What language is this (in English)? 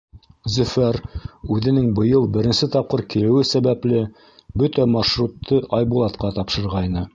Bashkir